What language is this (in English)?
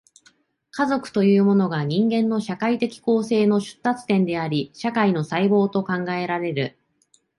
Japanese